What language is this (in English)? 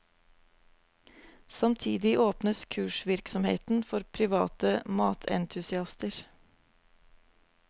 Norwegian